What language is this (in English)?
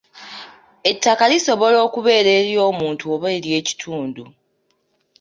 Ganda